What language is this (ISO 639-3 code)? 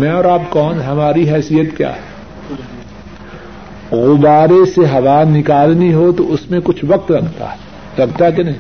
urd